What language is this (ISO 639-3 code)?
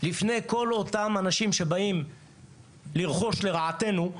heb